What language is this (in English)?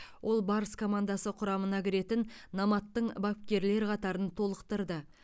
Kazakh